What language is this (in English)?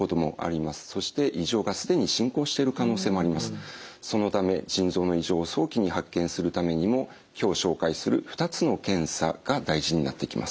Japanese